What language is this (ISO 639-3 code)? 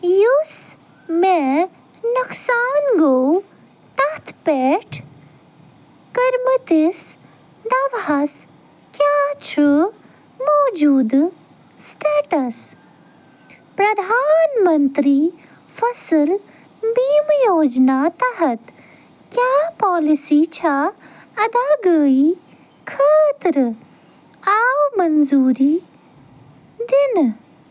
kas